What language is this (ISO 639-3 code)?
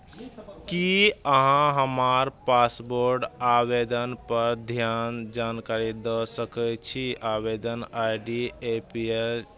mai